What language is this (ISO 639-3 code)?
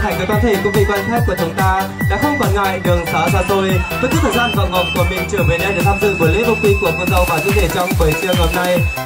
vie